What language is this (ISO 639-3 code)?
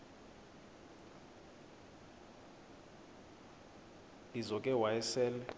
xho